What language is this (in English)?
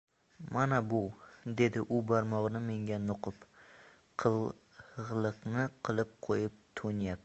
Uzbek